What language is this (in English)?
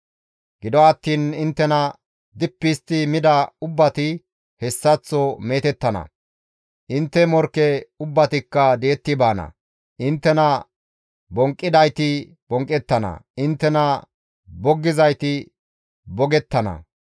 Gamo